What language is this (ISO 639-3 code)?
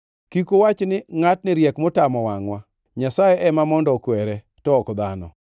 luo